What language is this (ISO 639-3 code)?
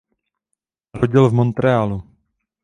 ces